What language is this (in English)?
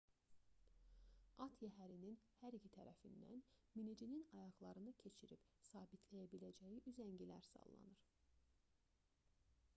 Azerbaijani